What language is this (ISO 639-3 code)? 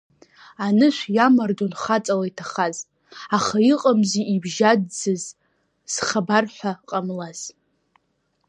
abk